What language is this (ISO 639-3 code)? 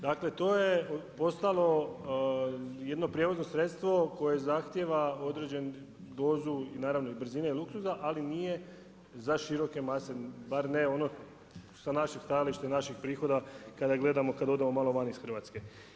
hrv